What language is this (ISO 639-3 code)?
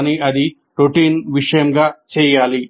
tel